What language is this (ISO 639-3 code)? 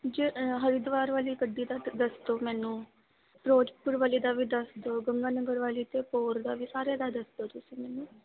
pan